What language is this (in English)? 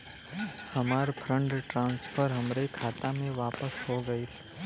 Bhojpuri